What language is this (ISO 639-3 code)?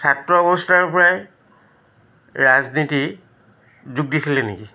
asm